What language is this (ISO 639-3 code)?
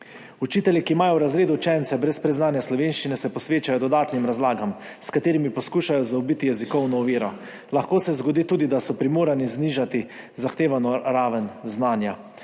slv